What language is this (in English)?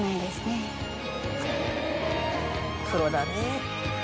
Japanese